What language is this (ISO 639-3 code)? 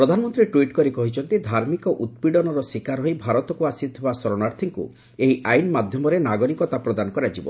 ori